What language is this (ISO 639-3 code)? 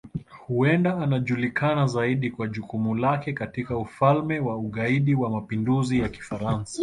swa